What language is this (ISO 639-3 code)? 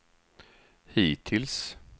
swe